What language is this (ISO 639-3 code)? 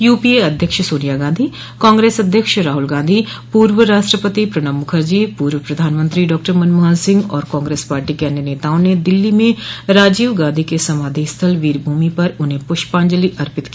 hin